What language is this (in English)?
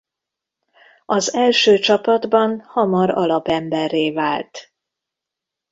Hungarian